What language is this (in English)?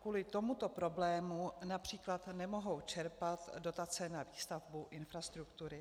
Czech